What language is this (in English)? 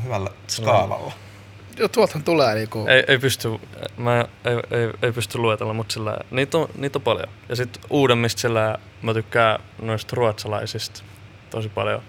Finnish